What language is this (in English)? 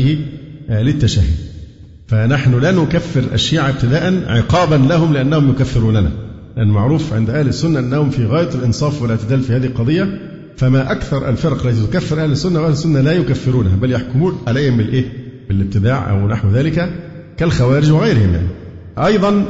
Arabic